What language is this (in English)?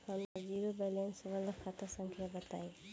Bhojpuri